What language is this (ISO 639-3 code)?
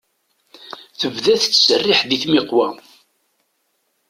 kab